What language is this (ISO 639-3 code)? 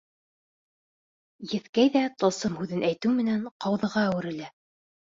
bak